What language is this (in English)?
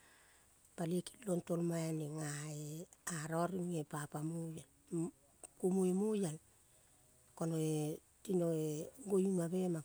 Kol (Papua New Guinea)